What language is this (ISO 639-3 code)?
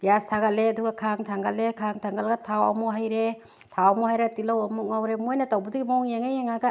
mni